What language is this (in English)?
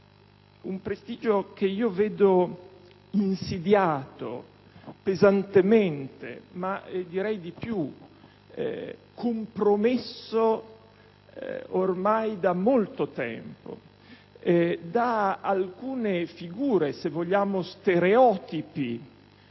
Italian